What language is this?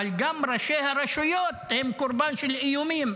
Hebrew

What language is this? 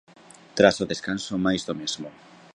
Galician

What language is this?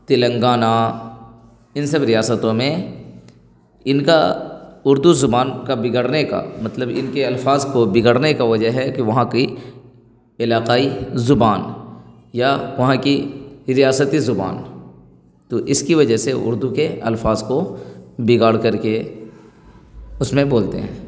Urdu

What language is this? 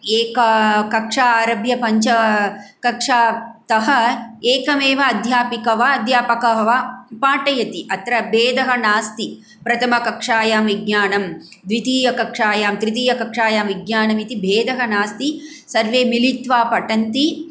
Sanskrit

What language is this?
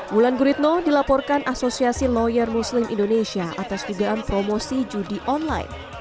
Indonesian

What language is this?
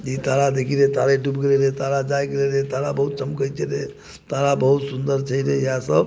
Maithili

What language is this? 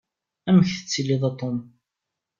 Kabyle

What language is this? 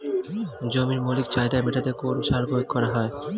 Bangla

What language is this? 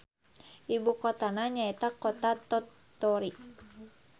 Sundanese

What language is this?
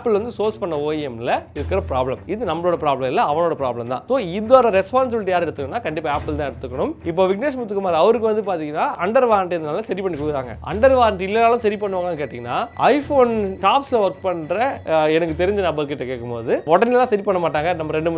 Korean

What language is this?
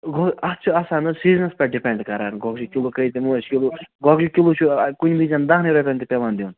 Kashmiri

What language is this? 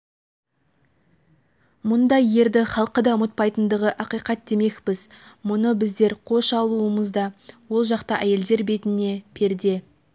Kazakh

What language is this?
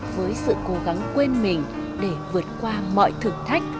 Vietnamese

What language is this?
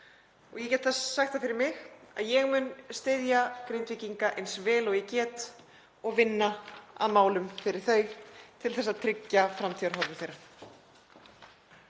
Icelandic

